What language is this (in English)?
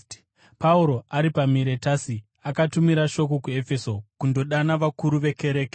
Shona